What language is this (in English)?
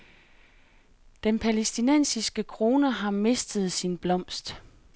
Danish